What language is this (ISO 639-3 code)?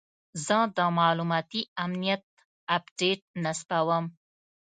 pus